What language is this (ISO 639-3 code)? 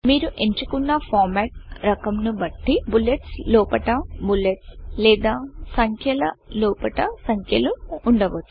tel